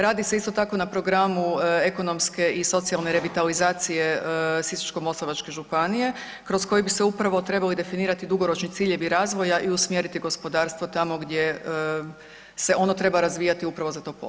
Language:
Croatian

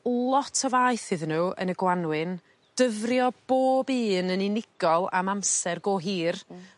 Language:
Welsh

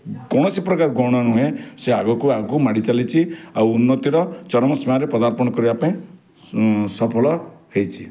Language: Odia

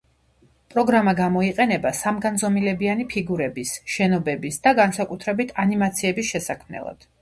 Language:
Georgian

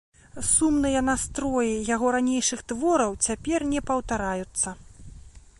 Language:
Belarusian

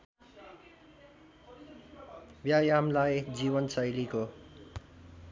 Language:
Nepali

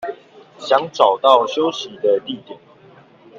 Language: Chinese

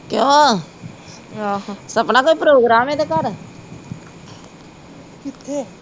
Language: Punjabi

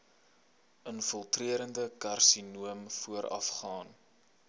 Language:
Afrikaans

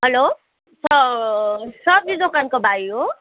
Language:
Nepali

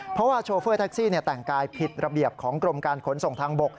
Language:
Thai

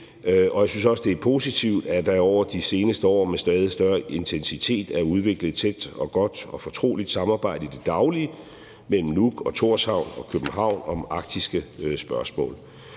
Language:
Danish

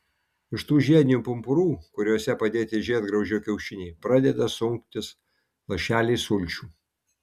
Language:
Lithuanian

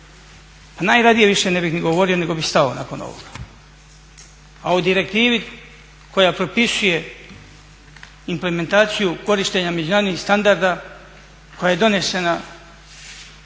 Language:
Croatian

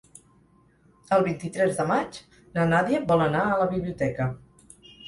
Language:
Catalan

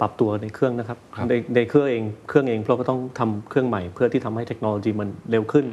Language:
Thai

